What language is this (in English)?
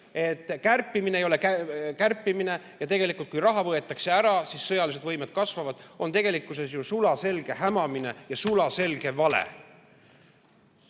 Estonian